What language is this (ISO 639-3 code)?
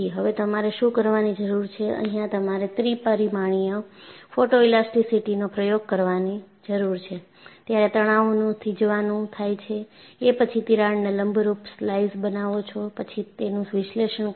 guj